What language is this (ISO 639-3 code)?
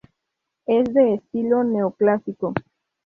spa